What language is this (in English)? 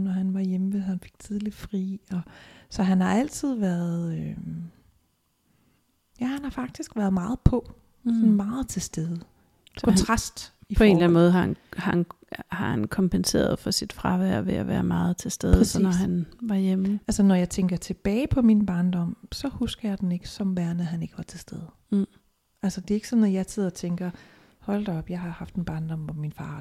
Danish